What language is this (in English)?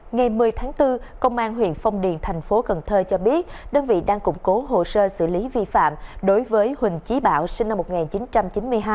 Vietnamese